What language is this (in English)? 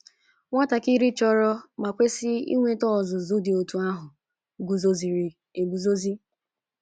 Igbo